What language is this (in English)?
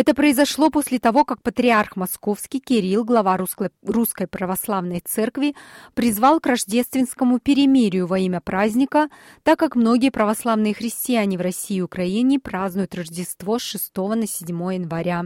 Russian